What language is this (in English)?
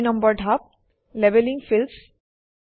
Assamese